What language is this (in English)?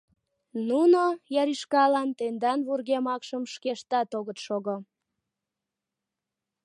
Mari